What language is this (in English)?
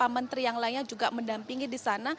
Indonesian